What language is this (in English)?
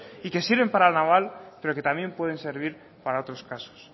Spanish